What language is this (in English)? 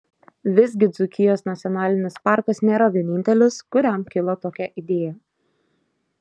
Lithuanian